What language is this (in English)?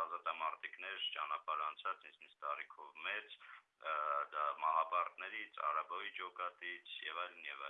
Armenian